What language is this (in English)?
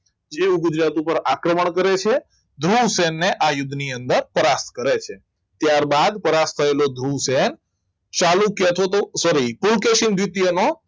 Gujarati